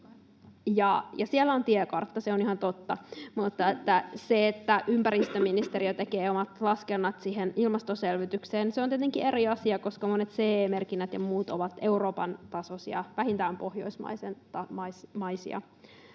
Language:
Finnish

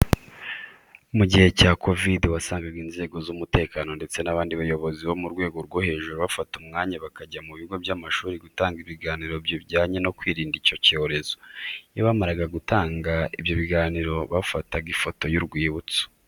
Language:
Kinyarwanda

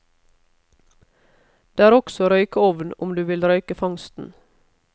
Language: Norwegian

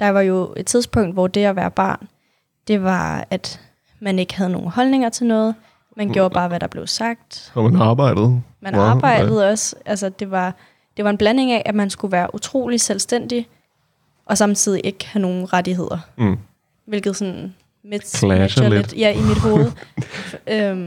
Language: Danish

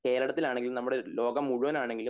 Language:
Malayalam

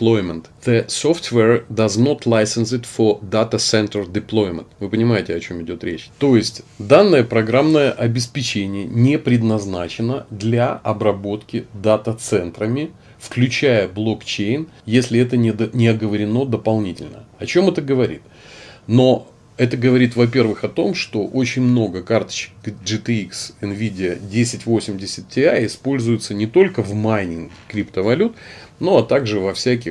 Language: Russian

